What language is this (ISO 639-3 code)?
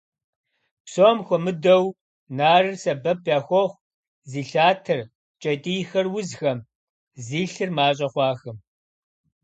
kbd